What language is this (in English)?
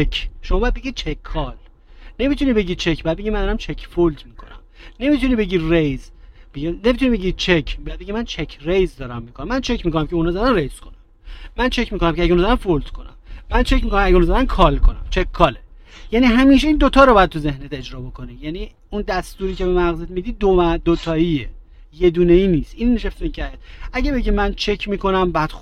Persian